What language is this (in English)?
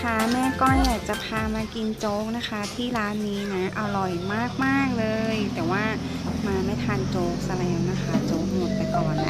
Thai